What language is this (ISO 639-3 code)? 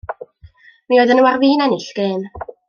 cym